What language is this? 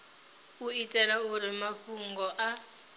Venda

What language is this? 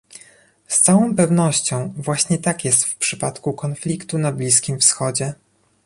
Polish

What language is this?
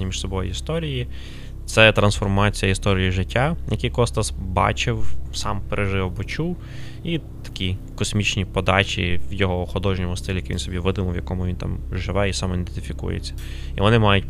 Ukrainian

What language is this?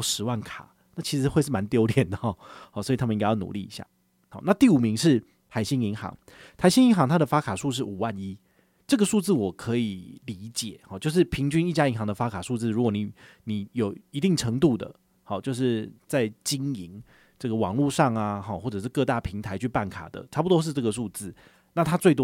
Chinese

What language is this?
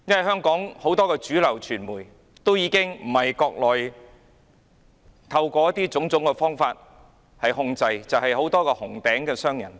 Cantonese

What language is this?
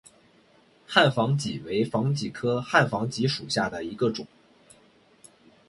Chinese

